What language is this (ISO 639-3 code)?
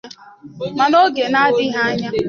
ibo